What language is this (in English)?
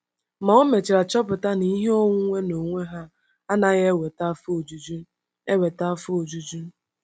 Igbo